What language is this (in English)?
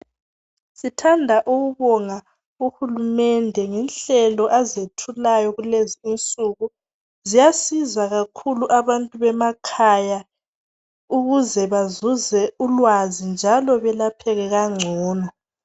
North Ndebele